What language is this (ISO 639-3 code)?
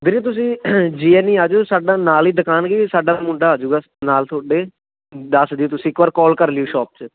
pan